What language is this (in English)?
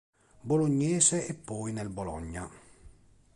Italian